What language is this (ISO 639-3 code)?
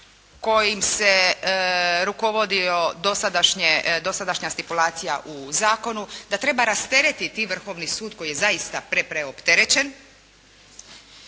hrv